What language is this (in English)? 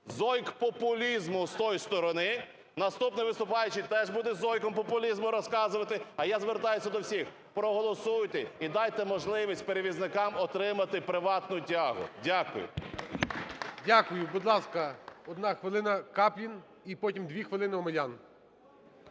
Ukrainian